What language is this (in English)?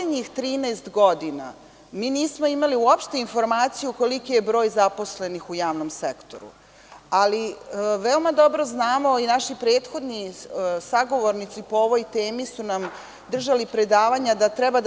Serbian